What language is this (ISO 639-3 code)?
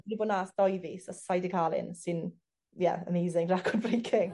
cym